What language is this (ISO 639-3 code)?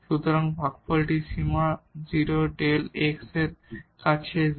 ben